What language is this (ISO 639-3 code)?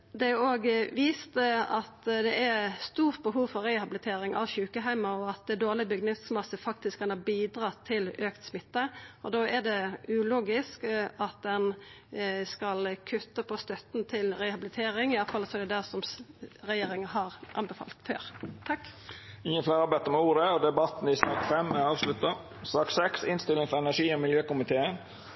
nno